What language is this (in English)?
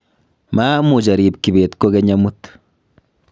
Kalenjin